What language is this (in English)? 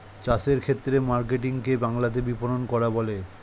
Bangla